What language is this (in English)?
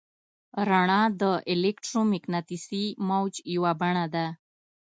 Pashto